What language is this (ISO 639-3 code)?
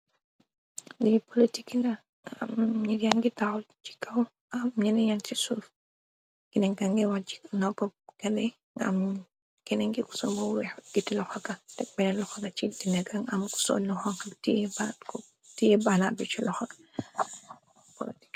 wol